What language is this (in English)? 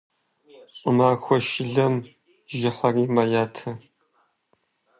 Kabardian